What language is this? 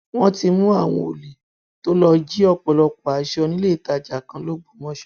Yoruba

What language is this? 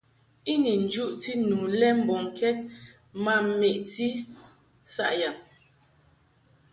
Mungaka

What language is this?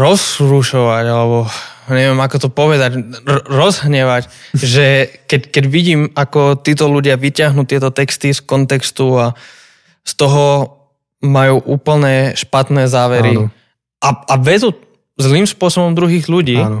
Slovak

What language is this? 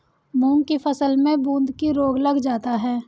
Hindi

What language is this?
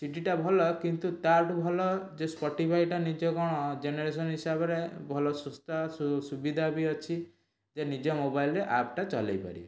Odia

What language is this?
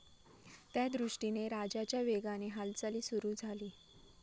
Marathi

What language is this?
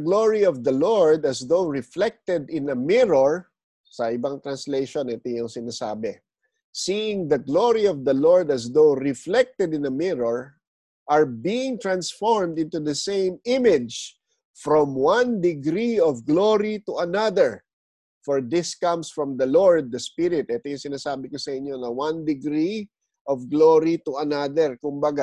Filipino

